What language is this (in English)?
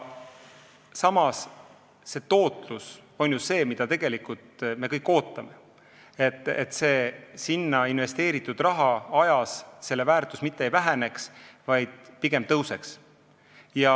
Estonian